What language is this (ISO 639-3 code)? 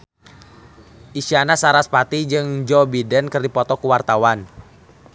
sun